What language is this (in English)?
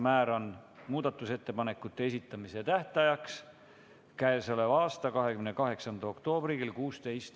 Estonian